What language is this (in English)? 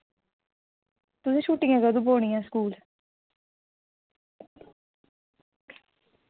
Dogri